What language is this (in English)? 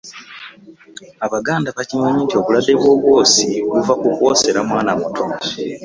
Ganda